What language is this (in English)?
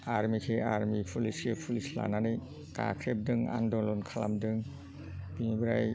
Bodo